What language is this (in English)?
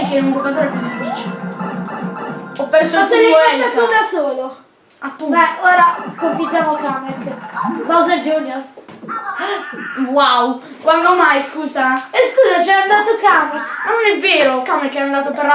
Italian